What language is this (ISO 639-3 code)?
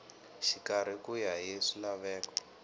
tso